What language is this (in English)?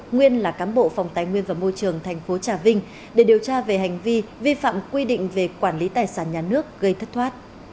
Vietnamese